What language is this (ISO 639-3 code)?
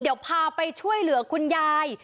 tha